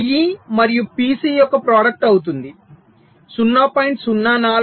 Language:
Telugu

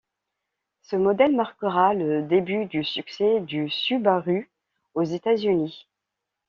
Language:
French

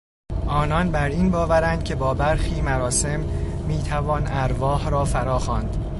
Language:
Persian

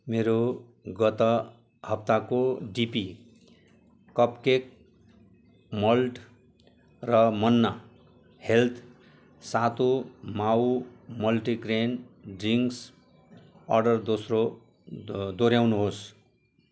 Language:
Nepali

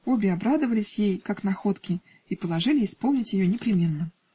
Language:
Russian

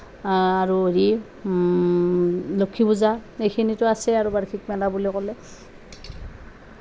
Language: Assamese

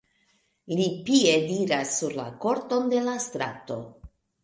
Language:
Esperanto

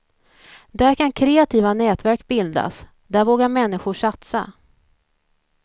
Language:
Swedish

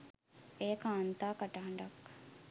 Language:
Sinhala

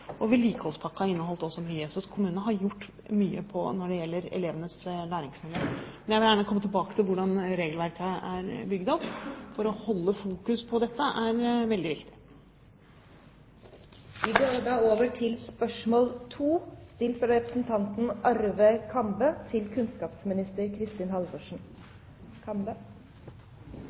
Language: Norwegian Bokmål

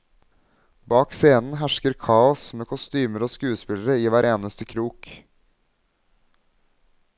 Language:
Norwegian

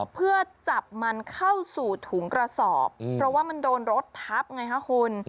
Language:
Thai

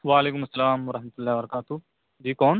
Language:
Urdu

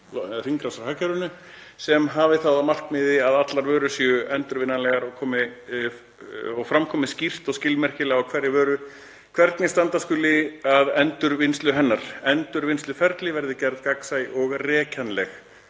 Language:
Icelandic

